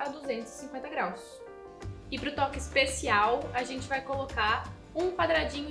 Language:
Portuguese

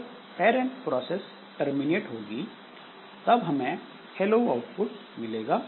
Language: Hindi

